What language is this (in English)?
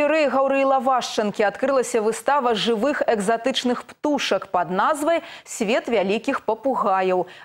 Russian